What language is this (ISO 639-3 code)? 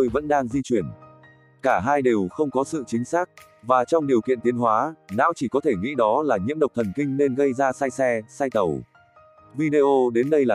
vie